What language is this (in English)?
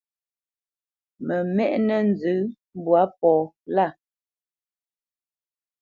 Bamenyam